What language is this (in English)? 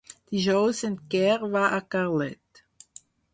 Catalan